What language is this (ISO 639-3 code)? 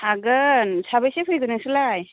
brx